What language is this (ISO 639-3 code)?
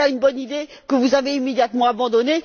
fra